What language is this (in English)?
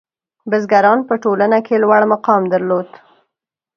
Pashto